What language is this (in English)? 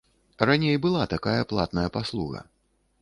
Belarusian